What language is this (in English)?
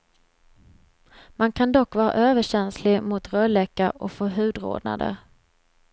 Swedish